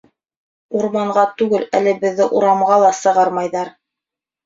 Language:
Bashkir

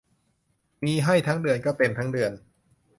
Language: Thai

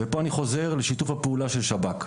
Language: Hebrew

